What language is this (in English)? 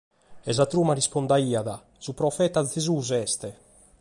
Sardinian